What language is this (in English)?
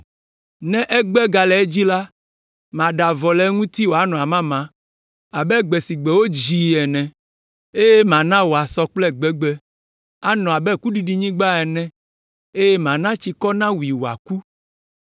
Ewe